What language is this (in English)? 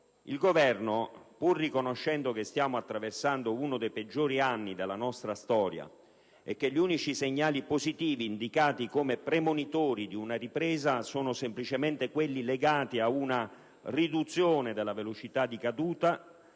Italian